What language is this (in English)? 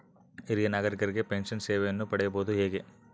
Kannada